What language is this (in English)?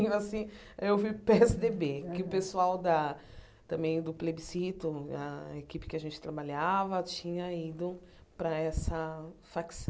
Portuguese